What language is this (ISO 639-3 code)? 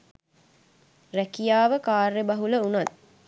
sin